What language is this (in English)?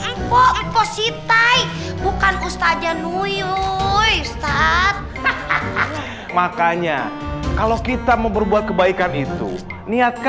Indonesian